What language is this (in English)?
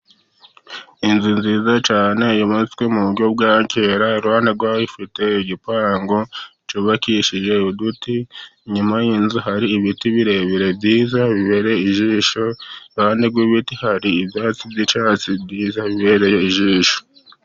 Kinyarwanda